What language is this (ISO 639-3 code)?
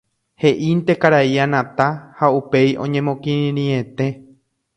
grn